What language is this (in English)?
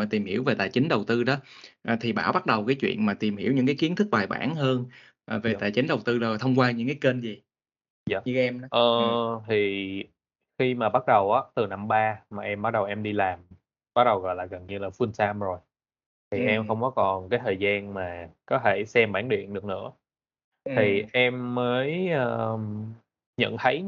Vietnamese